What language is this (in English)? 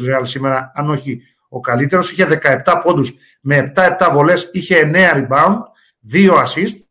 Greek